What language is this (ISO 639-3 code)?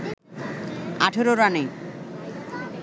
ben